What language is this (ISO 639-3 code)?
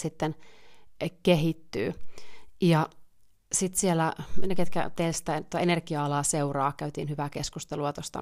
fin